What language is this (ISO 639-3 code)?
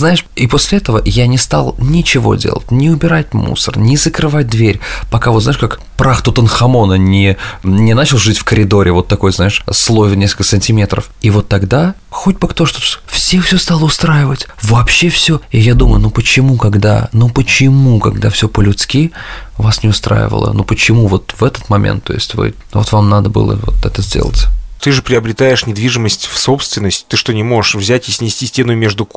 rus